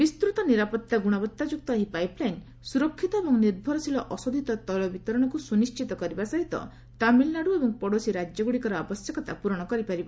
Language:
Odia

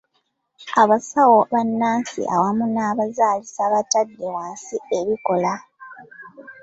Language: Ganda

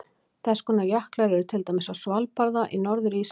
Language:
Icelandic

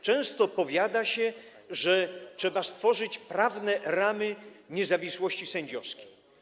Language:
Polish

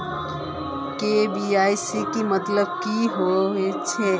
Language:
Magahi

